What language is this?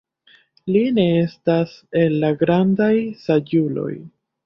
Esperanto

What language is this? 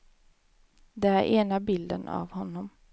Swedish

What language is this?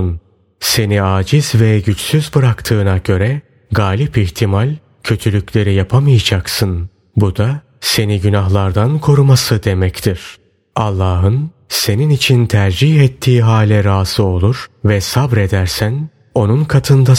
Turkish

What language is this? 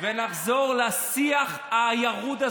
Hebrew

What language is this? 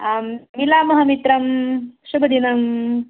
Sanskrit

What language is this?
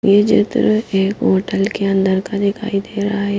Hindi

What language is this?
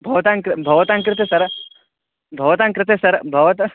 Sanskrit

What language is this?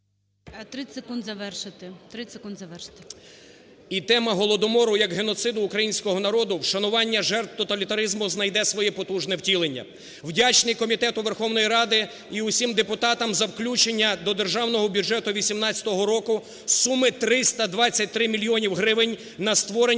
Ukrainian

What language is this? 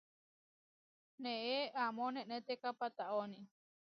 Huarijio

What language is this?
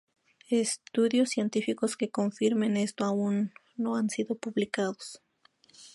Spanish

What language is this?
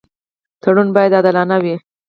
Pashto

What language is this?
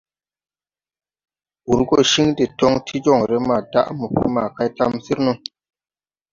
Tupuri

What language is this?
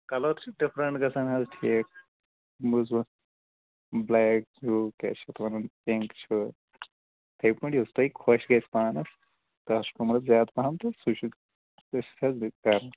Kashmiri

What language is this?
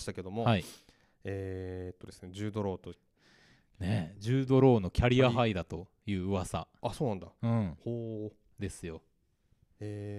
Japanese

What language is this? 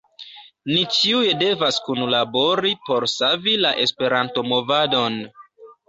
Esperanto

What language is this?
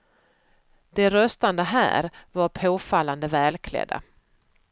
Swedish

